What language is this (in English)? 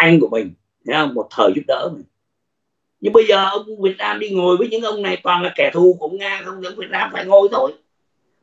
Vietnamese